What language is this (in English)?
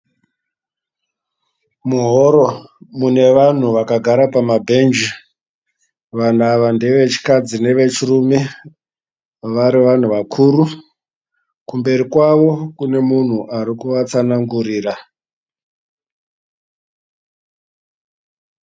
Shona